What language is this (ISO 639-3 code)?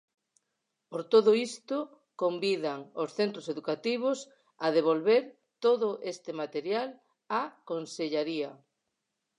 glg